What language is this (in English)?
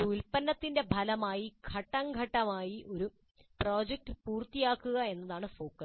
Malayalam